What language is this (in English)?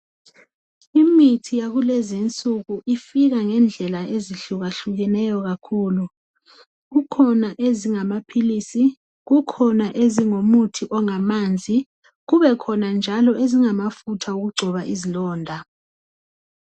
North Ndebele